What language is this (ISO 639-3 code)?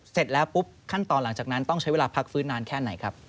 tha